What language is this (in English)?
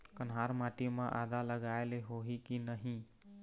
Chhattisgarhi